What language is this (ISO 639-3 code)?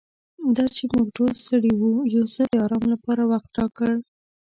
pus